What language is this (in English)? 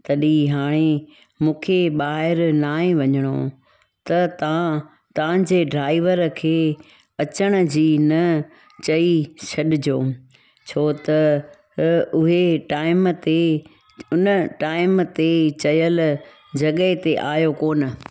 Sindhi